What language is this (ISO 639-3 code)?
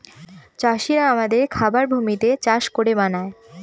ben